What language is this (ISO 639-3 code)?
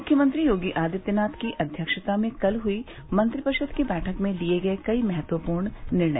hin